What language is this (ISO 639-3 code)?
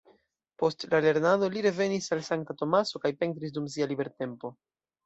epo